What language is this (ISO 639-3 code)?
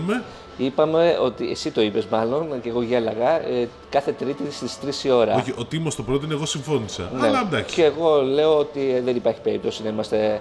ell